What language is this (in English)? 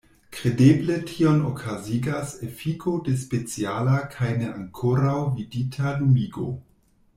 Esperanto